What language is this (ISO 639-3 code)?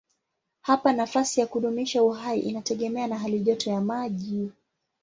swa